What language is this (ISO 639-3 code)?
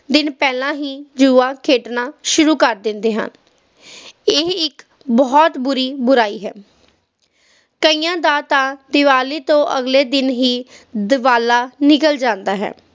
pan